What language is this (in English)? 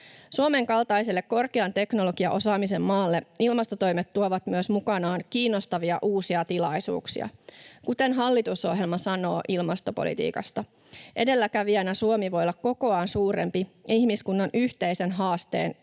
Finnish